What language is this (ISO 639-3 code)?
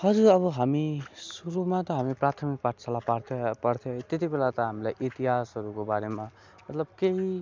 nep